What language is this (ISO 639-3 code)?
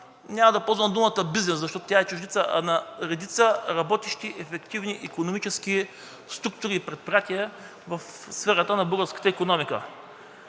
bul